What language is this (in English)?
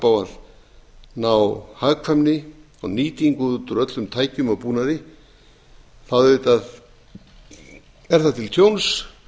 Icelandic